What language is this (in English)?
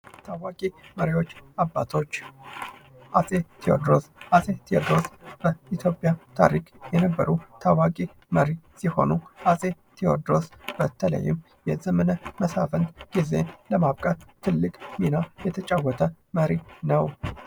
Amharic